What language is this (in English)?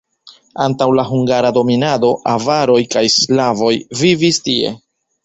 Esperanto